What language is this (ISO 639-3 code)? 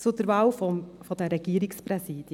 gsw